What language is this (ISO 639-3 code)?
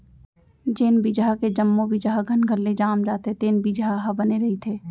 hne